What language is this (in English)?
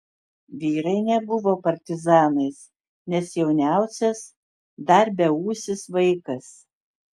Lithuanian